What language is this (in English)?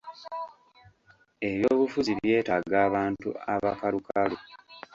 Ganda